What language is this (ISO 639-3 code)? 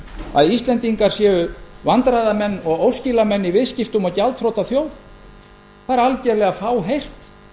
isl